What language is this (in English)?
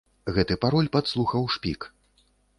Belarusian